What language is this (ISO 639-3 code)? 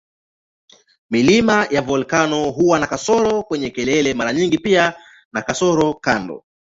swa